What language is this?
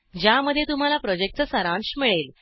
Marathi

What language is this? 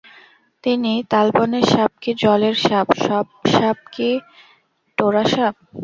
Bangla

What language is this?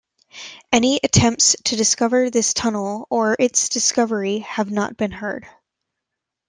English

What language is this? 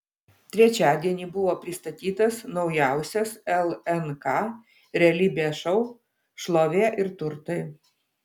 Lithuanian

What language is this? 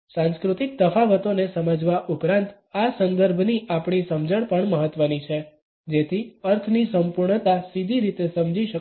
Gujarati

